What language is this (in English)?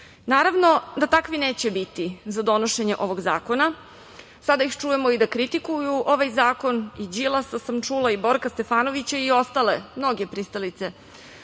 Serbian